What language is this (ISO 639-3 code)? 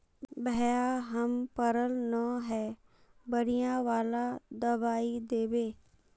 mag